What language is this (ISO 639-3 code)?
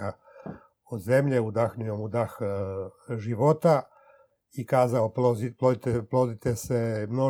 hrv